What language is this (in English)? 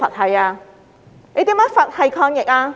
Cantonese